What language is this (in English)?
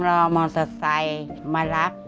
Thai